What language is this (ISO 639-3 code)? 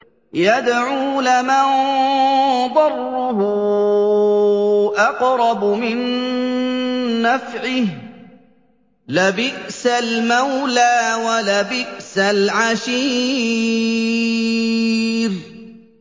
ara